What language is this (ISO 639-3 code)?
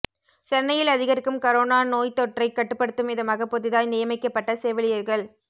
tam